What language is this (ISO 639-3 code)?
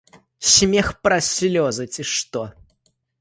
bel